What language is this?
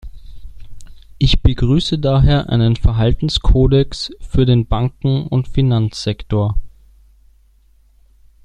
German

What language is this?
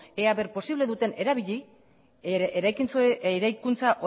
Basque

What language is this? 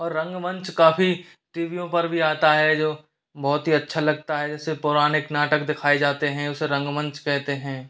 Hindi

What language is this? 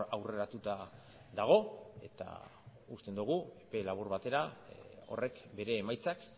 Basque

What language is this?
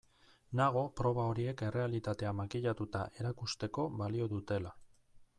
Basque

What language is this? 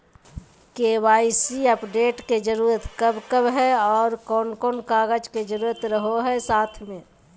Magahi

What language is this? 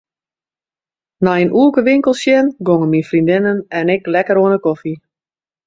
Western Frisian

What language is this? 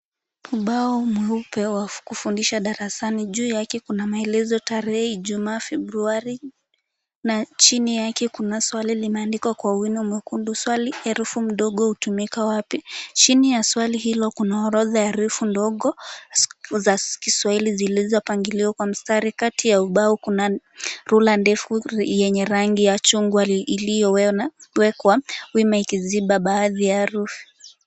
Swahili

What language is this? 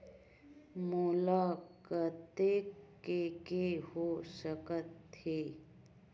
Chhattisgarhi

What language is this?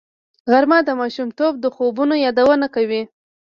Pashto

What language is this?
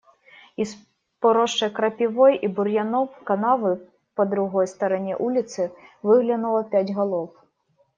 Russian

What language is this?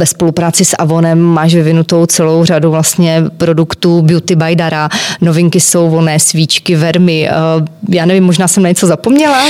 Czech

